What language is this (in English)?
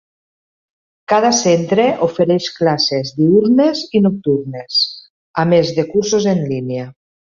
Catalan